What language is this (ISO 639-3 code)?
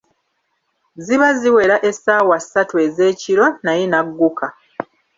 lug